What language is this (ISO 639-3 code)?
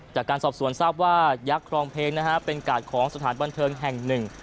tha